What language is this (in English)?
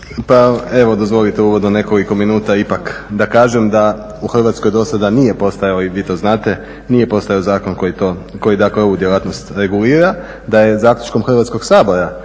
Croatian